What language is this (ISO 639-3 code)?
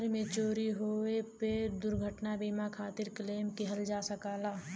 bho